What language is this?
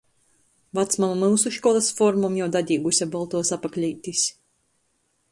Latgalian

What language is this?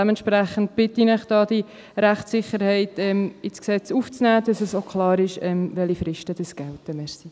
Swiss German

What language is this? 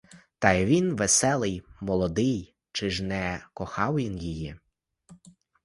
Ukrainian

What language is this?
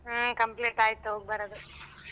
Kannada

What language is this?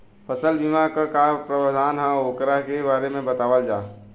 Bhojpuri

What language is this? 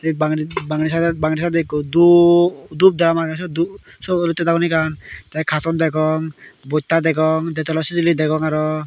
Chakma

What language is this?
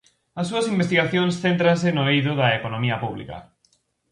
Galician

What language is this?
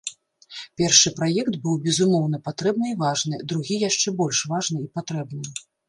Belarusian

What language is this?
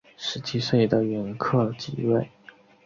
Chinese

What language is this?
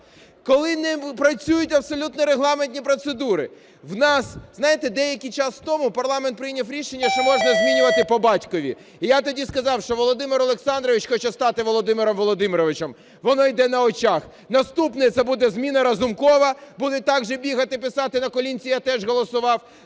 Ukrainian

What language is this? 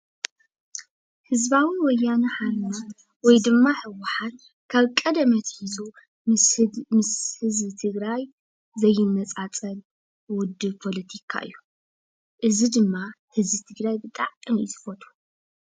Tigrinya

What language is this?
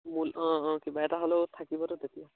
Assamese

